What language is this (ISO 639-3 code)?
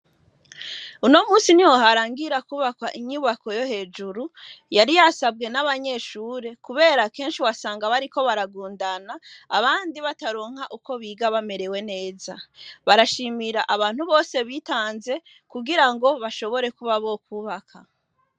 run